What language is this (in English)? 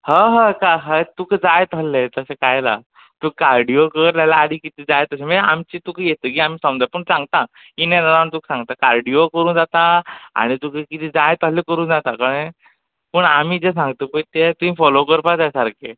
Konkani